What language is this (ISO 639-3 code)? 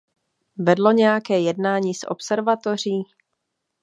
ces